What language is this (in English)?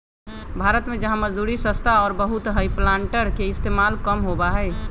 Magahi